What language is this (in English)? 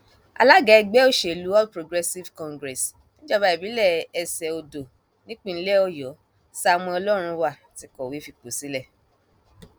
Yoruba